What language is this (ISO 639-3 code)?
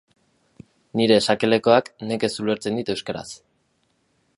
eus